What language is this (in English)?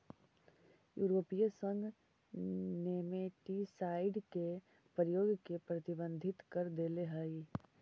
Magahi